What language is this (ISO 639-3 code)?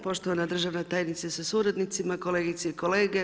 hrv